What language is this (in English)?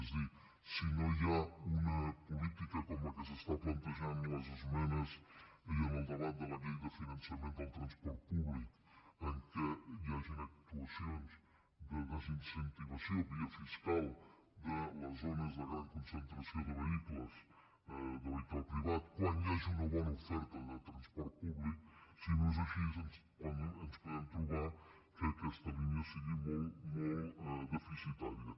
Catalan